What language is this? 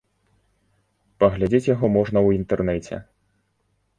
Belarusian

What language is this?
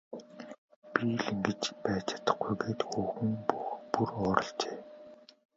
Mongolian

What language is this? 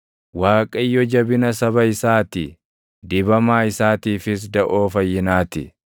Oromo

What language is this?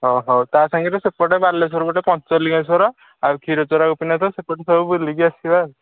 Odia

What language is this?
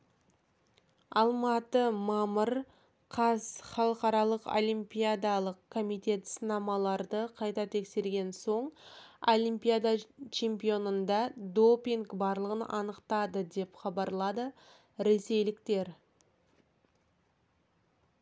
Kazakh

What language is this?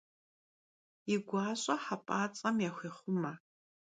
Kabardian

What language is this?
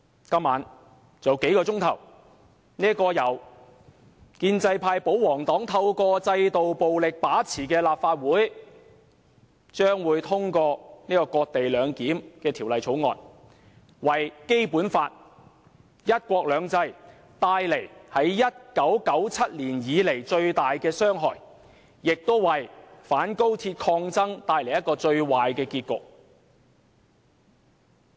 Cantonese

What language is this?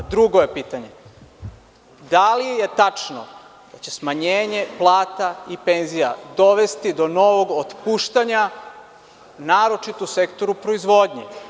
Serbian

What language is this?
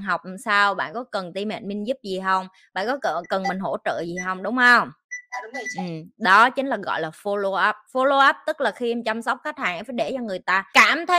Vietnamese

